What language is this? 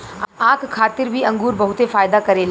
Bhojpuri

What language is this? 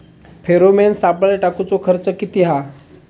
Marathi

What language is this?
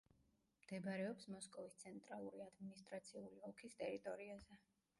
Georgian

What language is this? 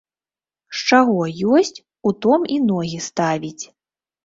Belarusian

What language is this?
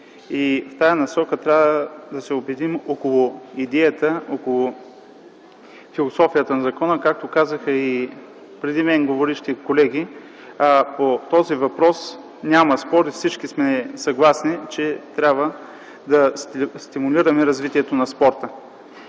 Bulgarian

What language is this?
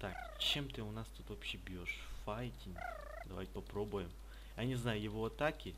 Russian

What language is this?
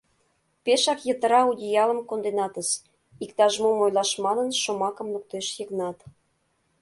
Mari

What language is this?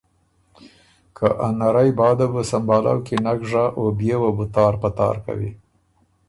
Ormuri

